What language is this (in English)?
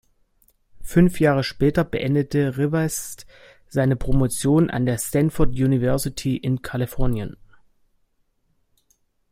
German